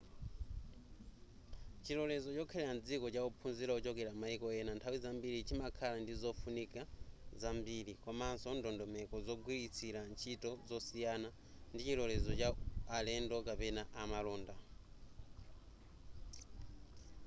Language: Nyanja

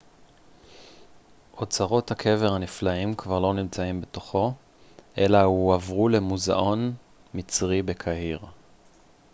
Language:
Hebrew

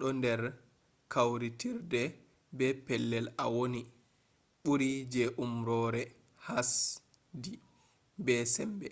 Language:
Fula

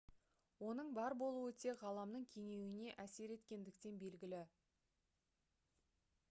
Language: Kazakh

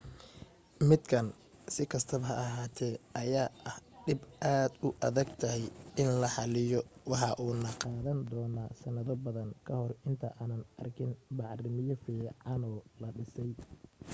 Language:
Somali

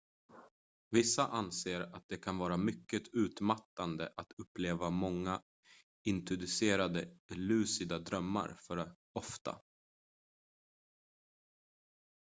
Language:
Swedish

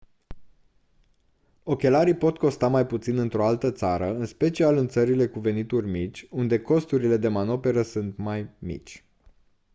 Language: Romanian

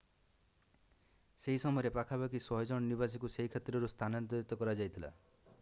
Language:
Odia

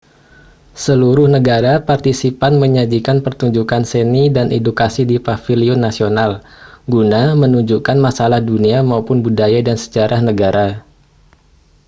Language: Indonesian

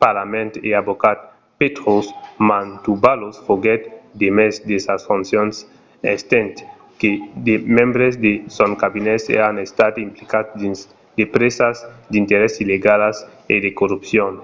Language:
Occitan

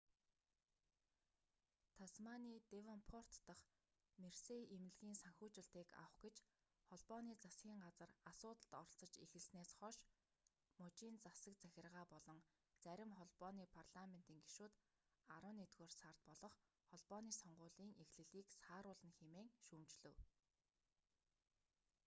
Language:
Mongolian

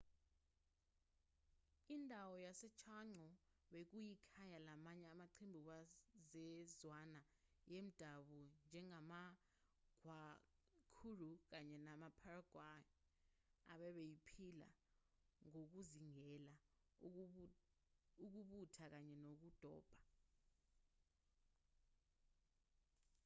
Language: Zulu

